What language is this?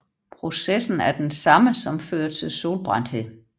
Danish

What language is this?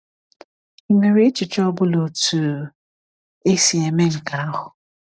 Igbo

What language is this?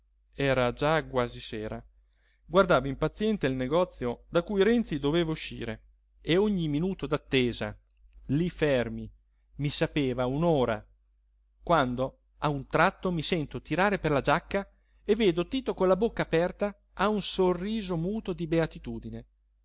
Italian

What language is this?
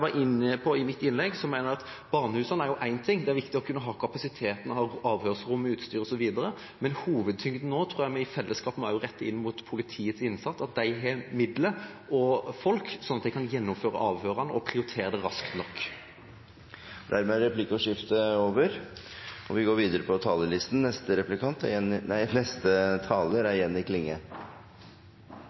Norwegian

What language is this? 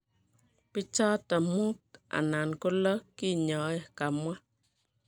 Kalenjin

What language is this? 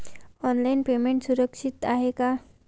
Marathi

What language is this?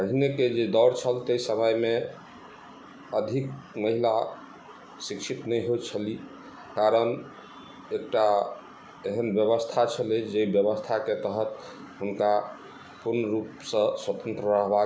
Maithili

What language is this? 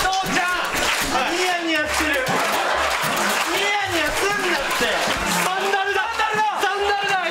Japanese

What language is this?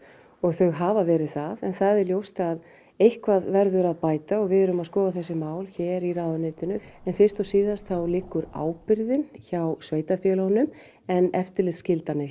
Icelandic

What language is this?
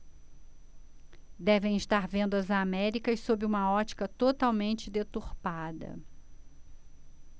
Portuguese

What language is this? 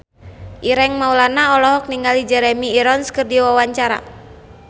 Sundanese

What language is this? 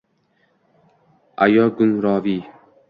Uzbek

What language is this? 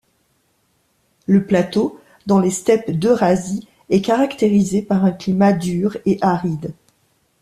French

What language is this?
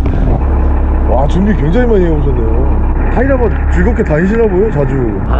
Korean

